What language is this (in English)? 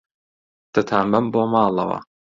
Central Kurdish